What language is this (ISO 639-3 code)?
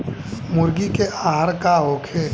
bho